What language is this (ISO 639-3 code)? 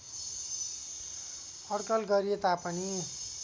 nep